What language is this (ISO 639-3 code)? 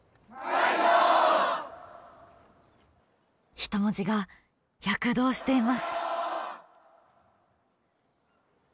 jpn